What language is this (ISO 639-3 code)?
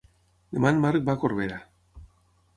cat